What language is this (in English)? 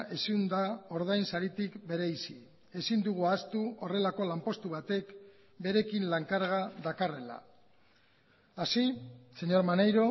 Basque